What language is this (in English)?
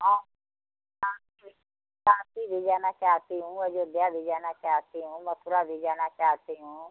Hindi